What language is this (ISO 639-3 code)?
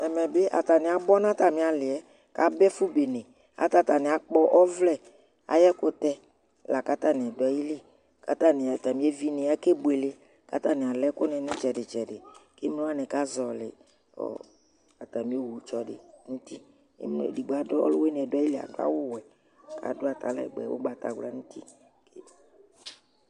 kpo